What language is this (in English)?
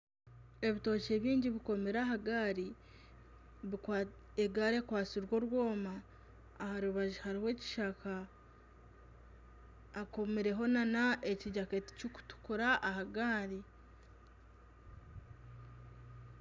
Nyankole